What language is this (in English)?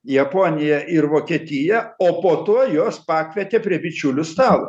Lithuanian